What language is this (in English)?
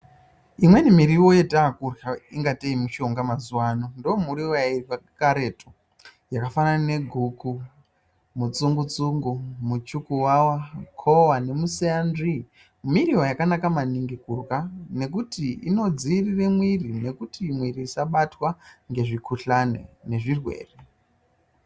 Ndau